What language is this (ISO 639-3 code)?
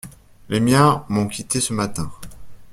fra